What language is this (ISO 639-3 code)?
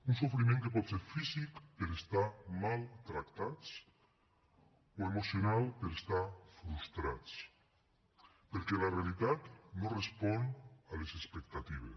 cat